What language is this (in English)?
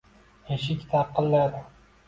Uzbek